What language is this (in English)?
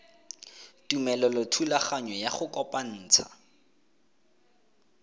Tswana